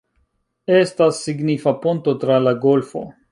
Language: Esperanto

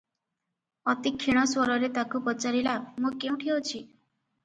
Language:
Odia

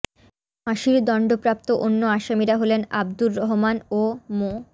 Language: Bangla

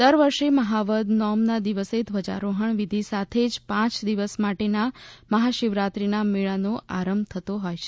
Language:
Gujarati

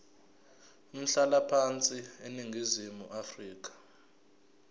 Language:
Zulu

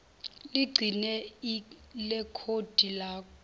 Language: Zulu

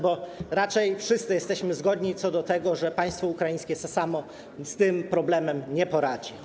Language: Polish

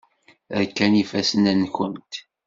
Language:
Kabyle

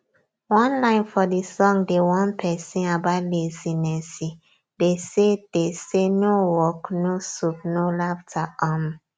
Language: Nigerian Pidgin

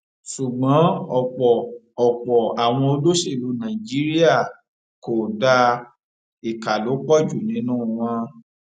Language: Yoruba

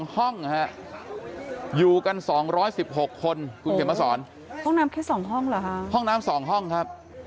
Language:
Thai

